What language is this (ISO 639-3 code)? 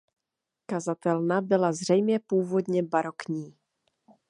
ces